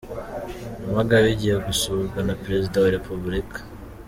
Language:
Kinyarwanda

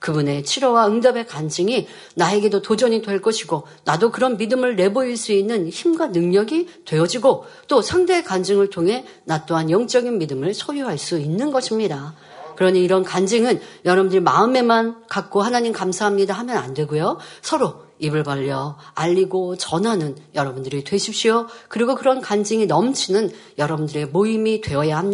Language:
Korean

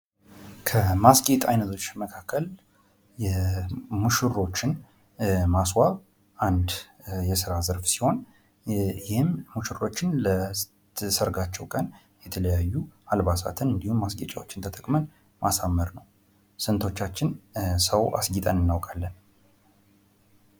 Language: Amharic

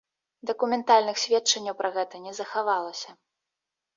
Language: Belarusian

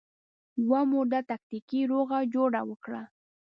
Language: Pashto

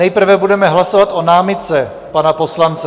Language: Czech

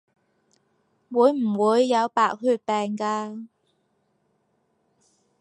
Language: Cantonese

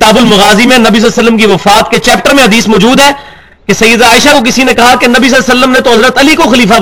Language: Urdu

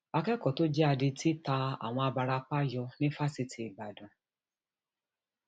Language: Yoruba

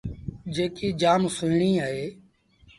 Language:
Sindhi Bhil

